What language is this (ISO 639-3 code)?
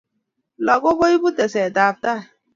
kln